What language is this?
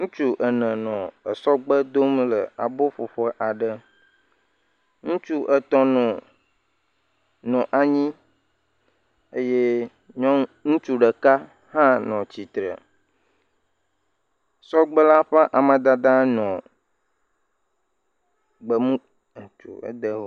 Ewe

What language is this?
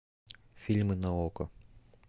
Russian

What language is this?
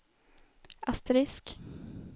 Swedish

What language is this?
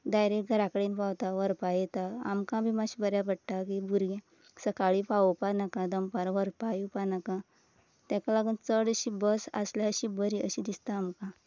Konkani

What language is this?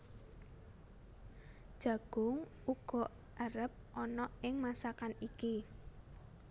Javanese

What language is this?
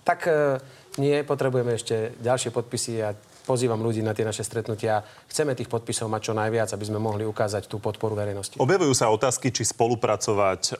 Slovak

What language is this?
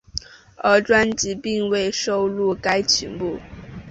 Chinese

